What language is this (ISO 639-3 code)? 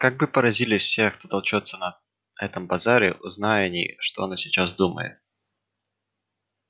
rus